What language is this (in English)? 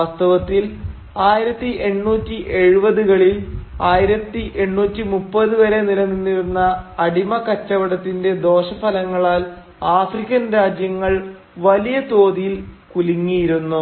Malayalam